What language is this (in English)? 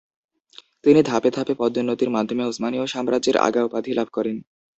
Bangla